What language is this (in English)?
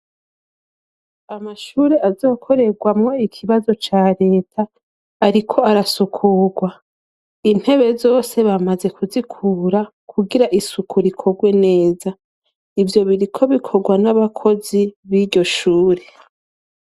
Rundi